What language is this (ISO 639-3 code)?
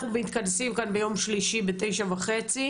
heb